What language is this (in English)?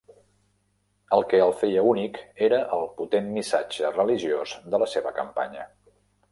Catalan